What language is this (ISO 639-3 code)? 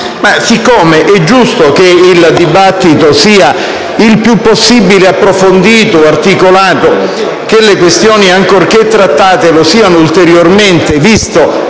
ita